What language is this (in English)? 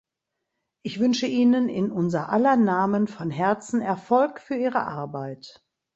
German